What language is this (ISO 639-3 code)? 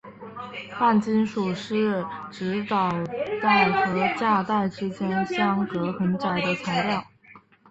zho